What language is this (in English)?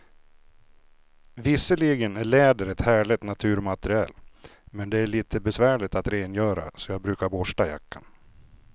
Swedish